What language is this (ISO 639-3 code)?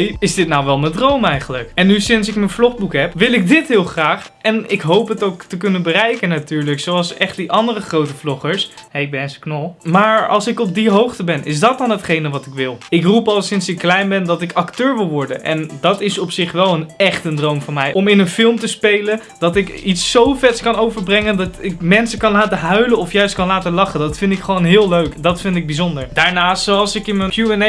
nld